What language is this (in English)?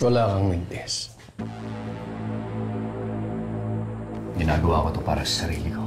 Filipino